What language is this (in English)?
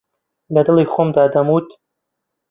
Central Kurdish